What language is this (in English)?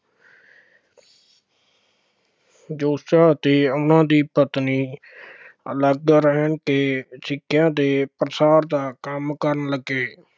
Punjabi